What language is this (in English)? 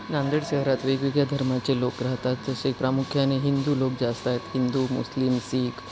Marathi